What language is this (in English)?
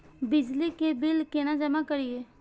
Maithili